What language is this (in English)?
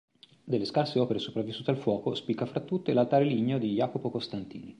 Italian